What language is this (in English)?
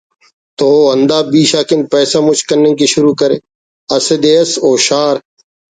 Brahui